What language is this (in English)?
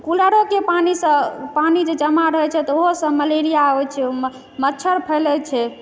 Maithili